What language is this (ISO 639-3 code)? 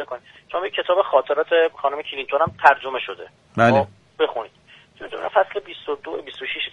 fas